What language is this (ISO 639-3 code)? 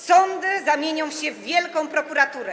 pol